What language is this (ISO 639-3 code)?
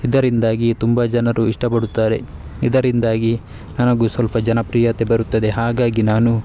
kan